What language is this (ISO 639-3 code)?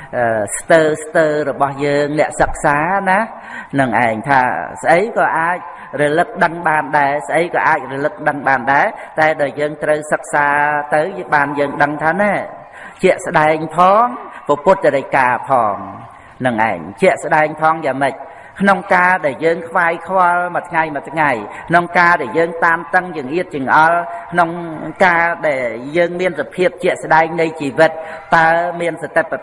vie